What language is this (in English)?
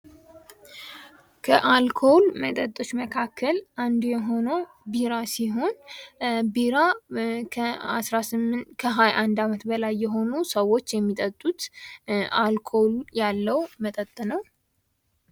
Amharic